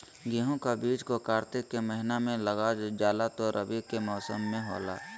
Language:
Magahi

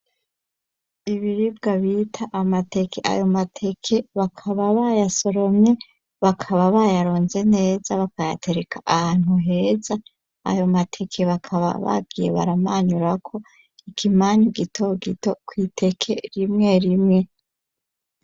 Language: Rundi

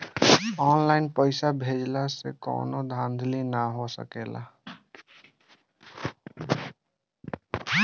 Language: Bhojpuri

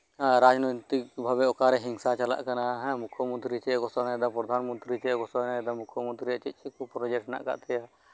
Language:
Santali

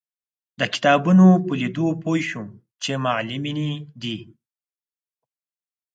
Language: Pashto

